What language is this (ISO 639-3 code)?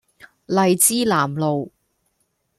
yue